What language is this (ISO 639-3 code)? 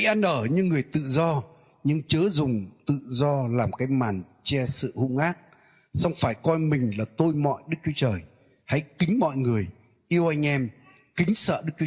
vie